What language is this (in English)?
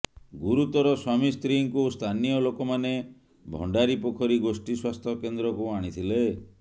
Odia